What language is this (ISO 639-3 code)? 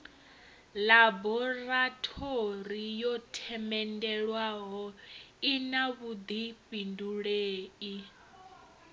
ven